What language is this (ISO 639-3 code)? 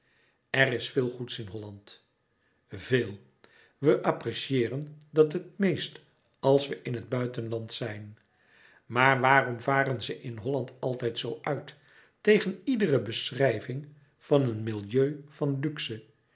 nld